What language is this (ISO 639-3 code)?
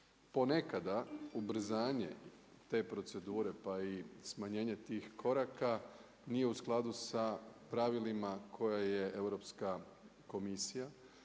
hrv